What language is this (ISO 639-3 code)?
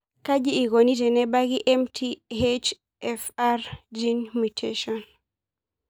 mas